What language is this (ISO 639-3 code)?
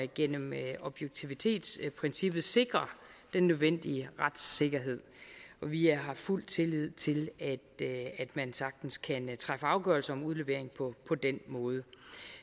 dan